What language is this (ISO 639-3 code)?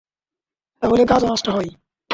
ben